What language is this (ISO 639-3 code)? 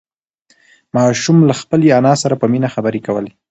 pus